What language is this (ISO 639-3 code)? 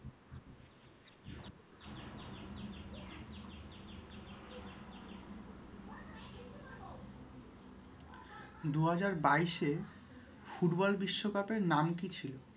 ben